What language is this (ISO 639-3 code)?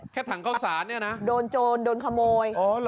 tha